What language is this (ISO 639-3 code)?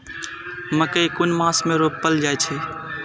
mai